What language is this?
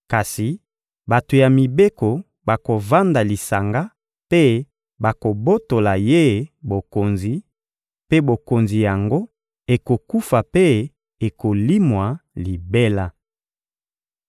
Lingala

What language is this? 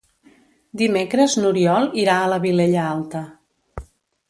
Catalan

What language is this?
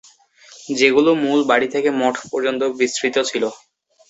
Bangla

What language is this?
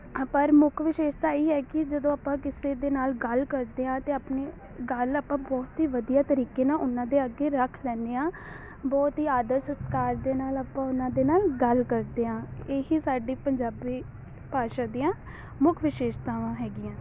Punjabi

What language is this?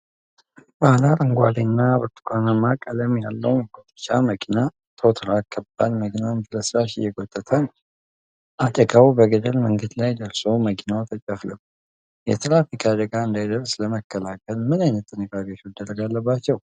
Amharic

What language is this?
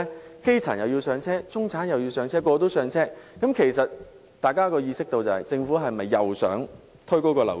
Cantonese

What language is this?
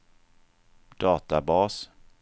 Swedish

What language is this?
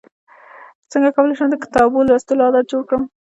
Pashto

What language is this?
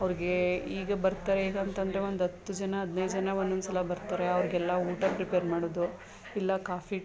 Kannada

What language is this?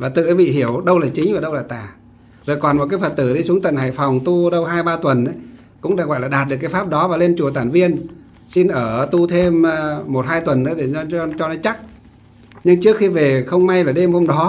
Vietnamese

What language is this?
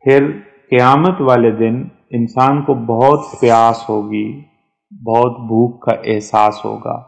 Hindi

